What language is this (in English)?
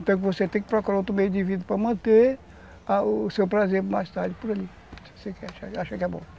Portuguese